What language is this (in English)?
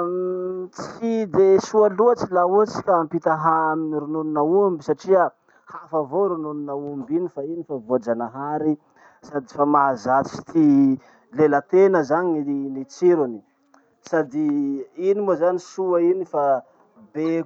Masikoro Malagasy